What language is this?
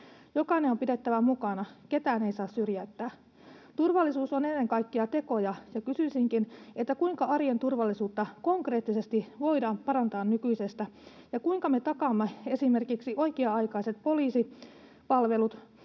Finnish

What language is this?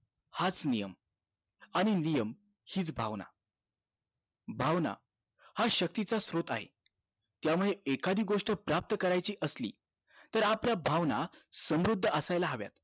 Marathi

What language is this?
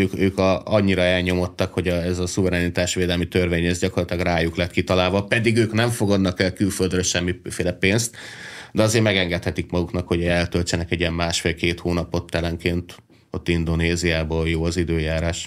Hungarian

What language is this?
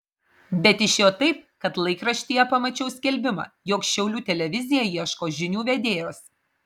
Lithuanian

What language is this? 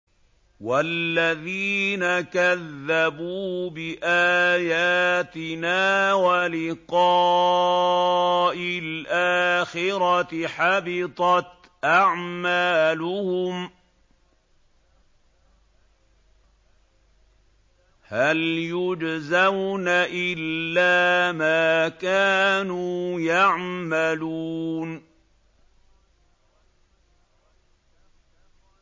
Arabic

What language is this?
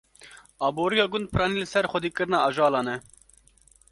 Kurdish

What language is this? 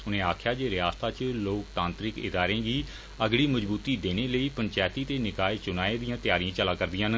Dogri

